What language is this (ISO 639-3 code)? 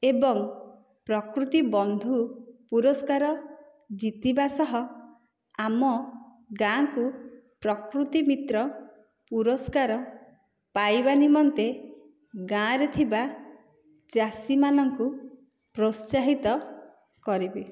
ori